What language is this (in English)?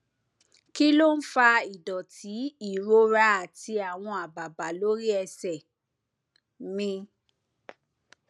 Yoruba